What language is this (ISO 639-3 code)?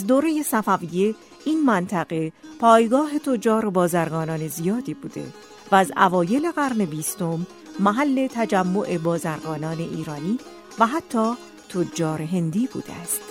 fas